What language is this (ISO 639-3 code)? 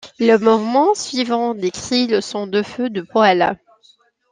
fra